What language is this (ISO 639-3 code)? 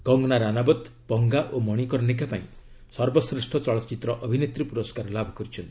ori